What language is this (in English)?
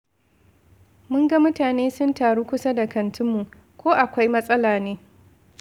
Hausa